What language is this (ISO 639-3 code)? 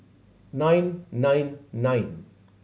eng